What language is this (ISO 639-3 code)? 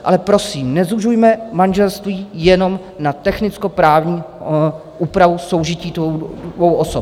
ces